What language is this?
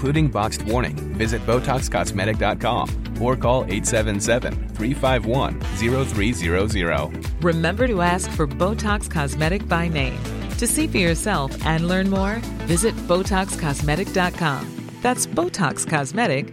Swedish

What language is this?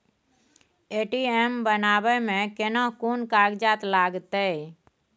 Maithili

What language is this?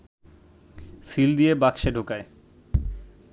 Bangla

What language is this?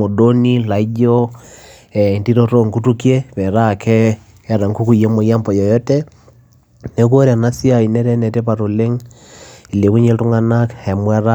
Masai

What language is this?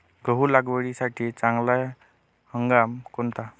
Marathi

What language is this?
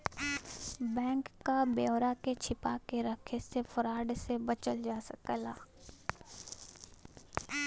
Bhojpuri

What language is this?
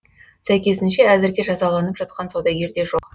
Kazakh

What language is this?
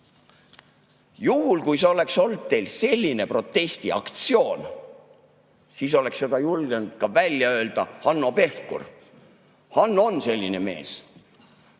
Estonian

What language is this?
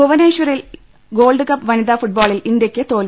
Malayalam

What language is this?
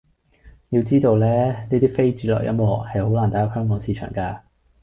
Cantonese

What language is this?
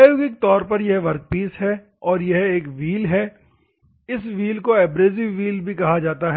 Hindi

